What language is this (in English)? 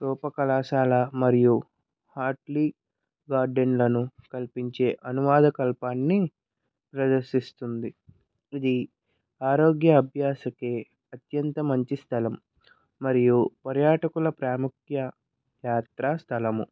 Telugu